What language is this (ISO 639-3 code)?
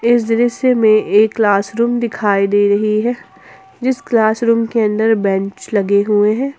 hin